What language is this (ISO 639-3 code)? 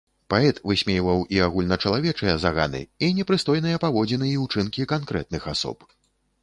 bel